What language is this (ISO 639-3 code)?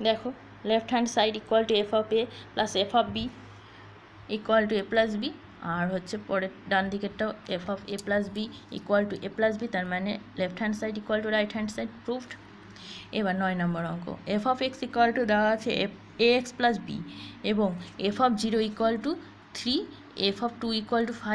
hin